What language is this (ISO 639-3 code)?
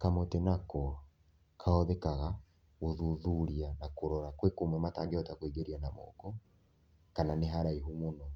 kik